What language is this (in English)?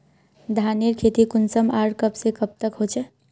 Magahi